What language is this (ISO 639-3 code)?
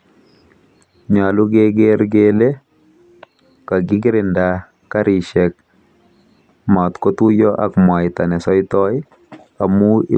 kln